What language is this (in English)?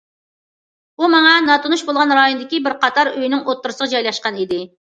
Uyghur